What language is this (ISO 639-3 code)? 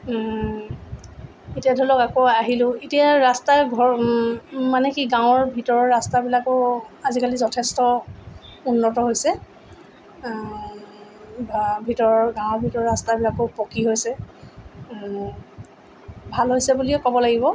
asm